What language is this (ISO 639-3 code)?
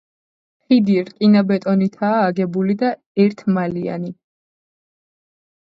kat